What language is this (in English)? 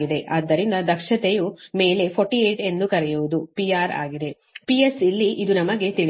Kannada